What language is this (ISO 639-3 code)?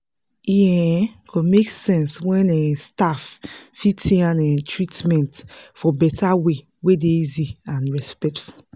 pcm